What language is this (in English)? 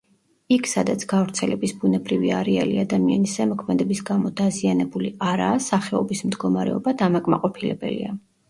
Georgian